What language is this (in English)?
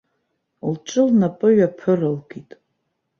Abkhazian